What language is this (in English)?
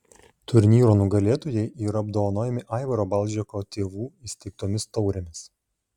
Lithuanian